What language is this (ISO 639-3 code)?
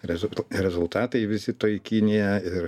lit